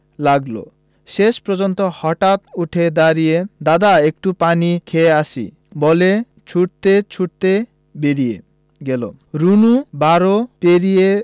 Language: Bangla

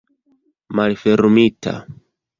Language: Esperanto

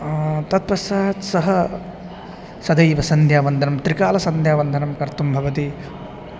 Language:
Sanskrit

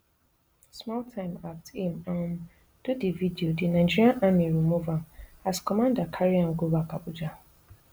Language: Nigerian Pidgin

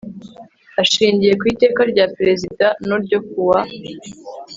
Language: Kinyarwanda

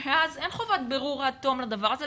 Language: Hebrew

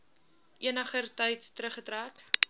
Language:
Afrikaans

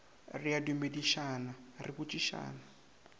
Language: Northern Sotho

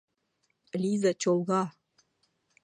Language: Mari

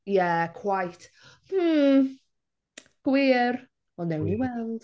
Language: Welsh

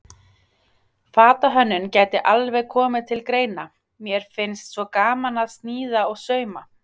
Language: Icelandic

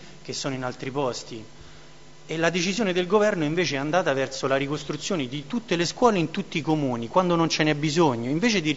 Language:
Italian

